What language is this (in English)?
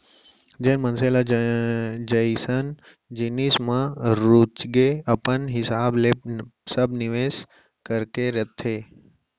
Chhattisgarhi